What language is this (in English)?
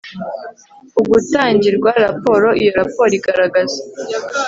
Kinyarwanda